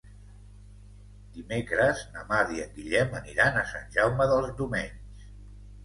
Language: Catalan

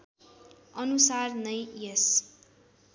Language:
Nepali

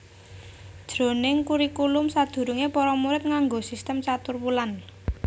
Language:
Javanese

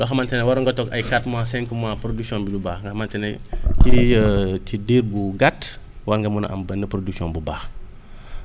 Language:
Wolof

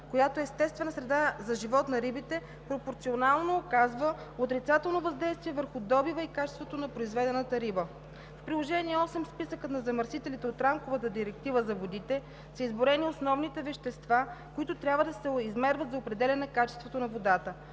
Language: Bulgarian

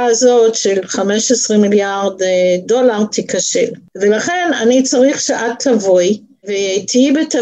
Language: Hebrew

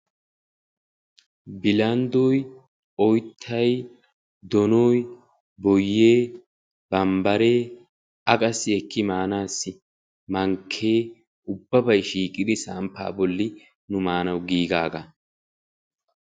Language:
Wolaytta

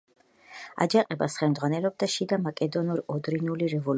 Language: Georgian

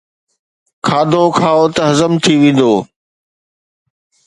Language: Sindhi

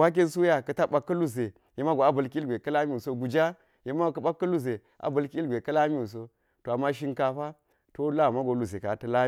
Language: Geji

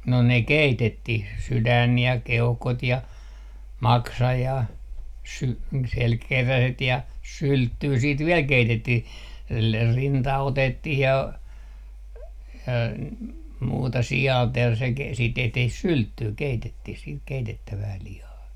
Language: Finnish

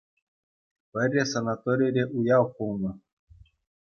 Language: Chuvash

